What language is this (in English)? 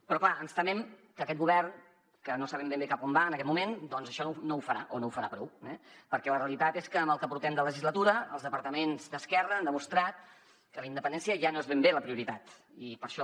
Catalan